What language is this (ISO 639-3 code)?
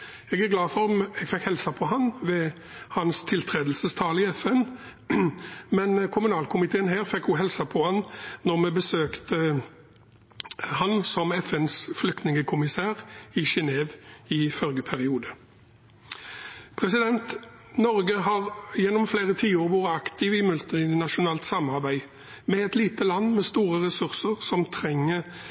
nob